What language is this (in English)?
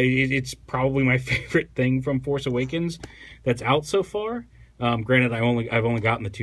English